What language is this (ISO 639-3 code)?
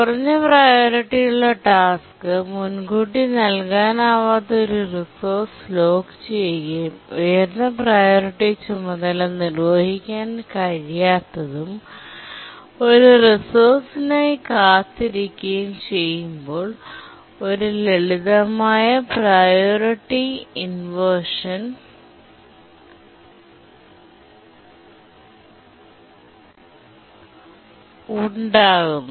mal